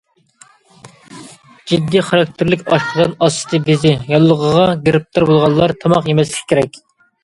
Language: Uyghur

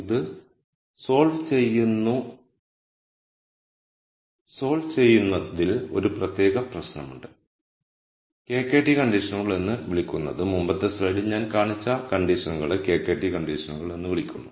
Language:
Malayalam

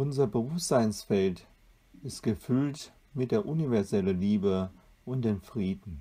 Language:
German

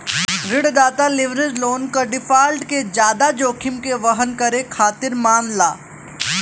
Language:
Bhojpuri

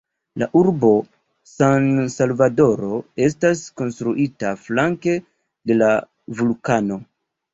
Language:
Esperanto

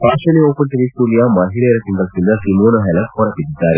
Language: Kannada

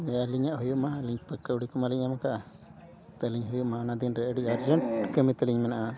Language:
Santali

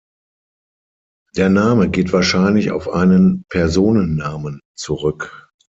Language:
German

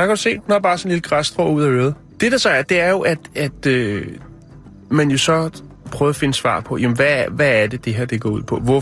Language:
Danish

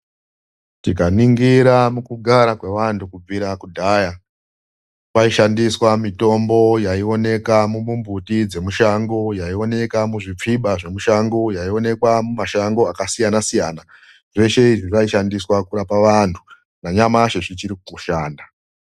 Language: Ndau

